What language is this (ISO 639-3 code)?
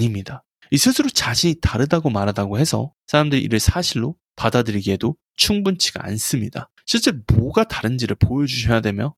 kor